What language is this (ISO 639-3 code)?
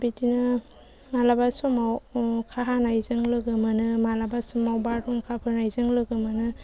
brx